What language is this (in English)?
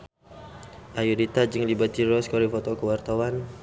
Sundanese